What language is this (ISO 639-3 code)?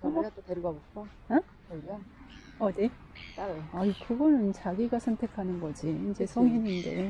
kor